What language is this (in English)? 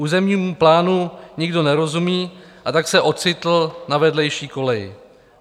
Czech